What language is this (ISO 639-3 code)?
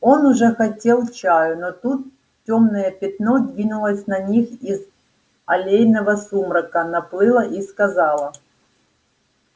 rus